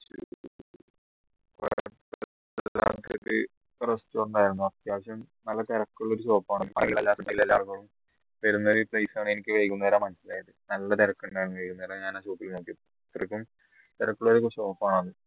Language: Malayalam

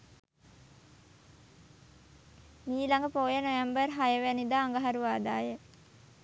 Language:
Sinhala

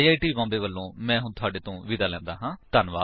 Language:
Punjabi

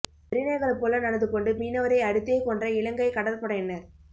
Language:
Tamil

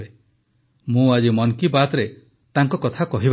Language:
Odia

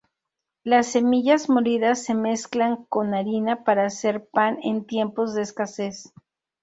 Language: Spanish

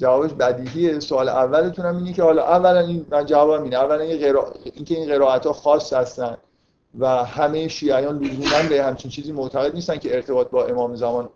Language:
Persian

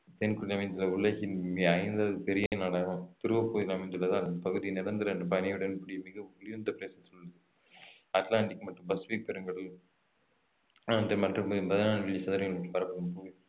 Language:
Tamil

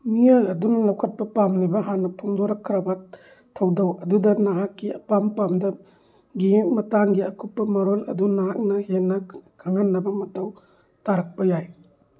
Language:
Manipuri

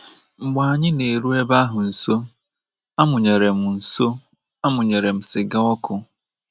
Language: Igbo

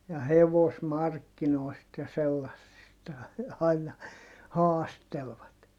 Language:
Finnish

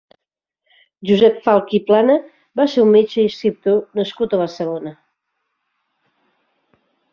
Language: Catalan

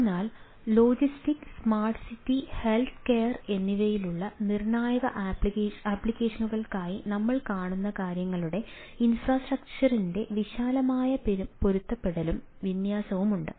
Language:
Malayalam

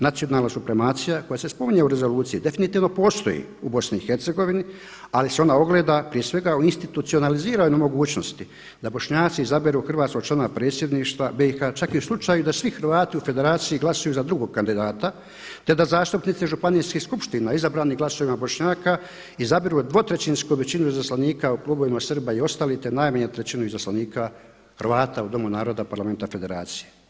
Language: Croatian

